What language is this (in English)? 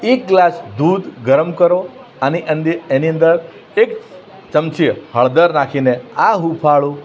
Gujarati